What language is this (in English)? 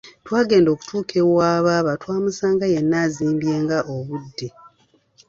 Ganda